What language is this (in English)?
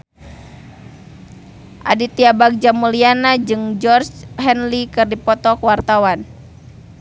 Sundanese